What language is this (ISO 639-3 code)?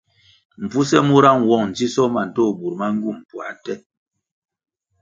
nmg